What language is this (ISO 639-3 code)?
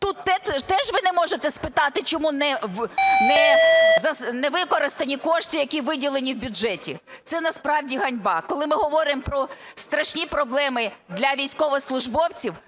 ukr